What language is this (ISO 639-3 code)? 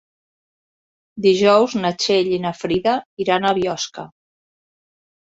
cat